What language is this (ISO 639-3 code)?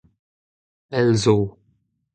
bre